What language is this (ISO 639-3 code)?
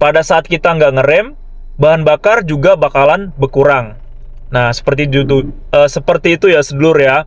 ind